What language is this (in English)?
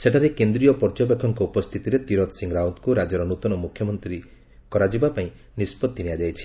Odia